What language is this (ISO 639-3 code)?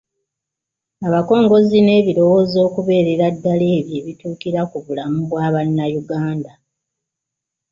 lug